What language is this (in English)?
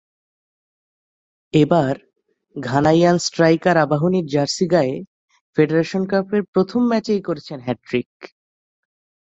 Bangla